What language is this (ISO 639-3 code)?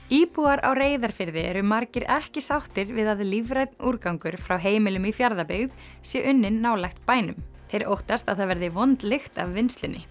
isl